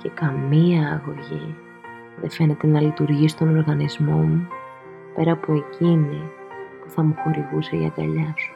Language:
Greek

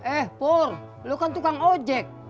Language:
Indonesian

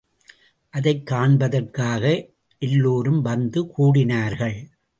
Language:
Tamil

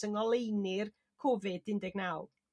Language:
Welsh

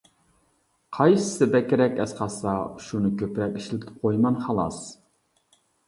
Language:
Uyghur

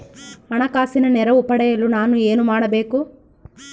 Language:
Kannada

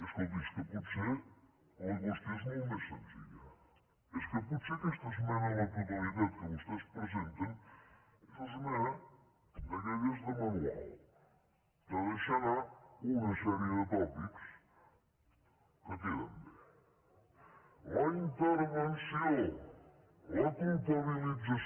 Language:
Catalan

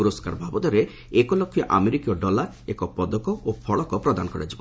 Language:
Odia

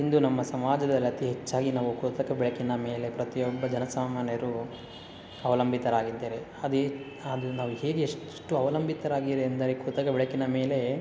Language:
Kannada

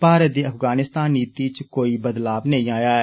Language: Dogri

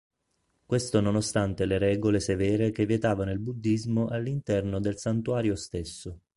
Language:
Italian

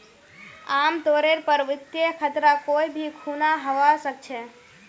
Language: Magahi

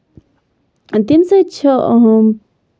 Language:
Kashmiri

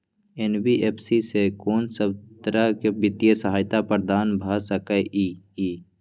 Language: Maithili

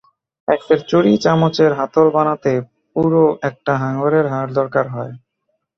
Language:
Bangla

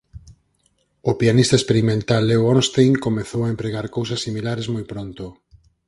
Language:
Galician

